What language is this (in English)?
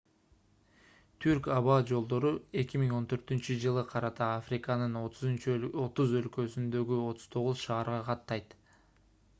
Kyrgyz